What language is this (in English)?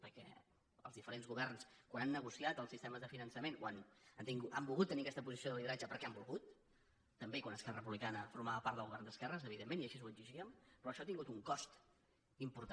Catalan